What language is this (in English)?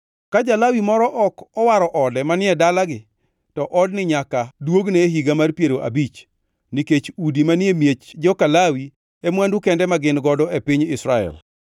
Luo (Kenya and Tanzania)